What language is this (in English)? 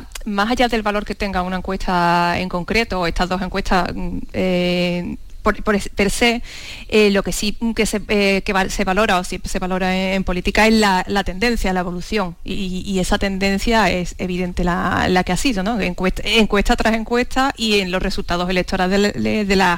Spanish